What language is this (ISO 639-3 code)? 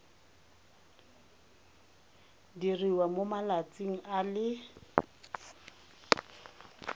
tsn